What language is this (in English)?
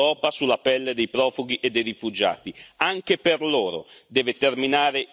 Italian